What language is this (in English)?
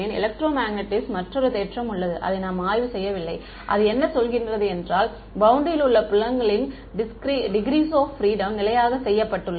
Tamil